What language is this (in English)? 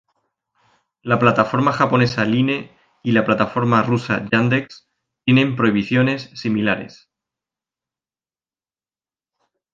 Spanish